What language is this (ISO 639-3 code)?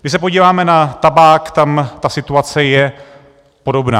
ces